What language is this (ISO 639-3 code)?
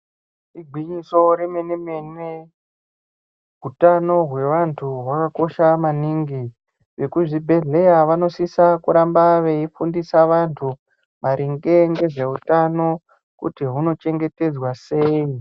ndc